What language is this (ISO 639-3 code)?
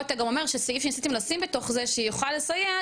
heb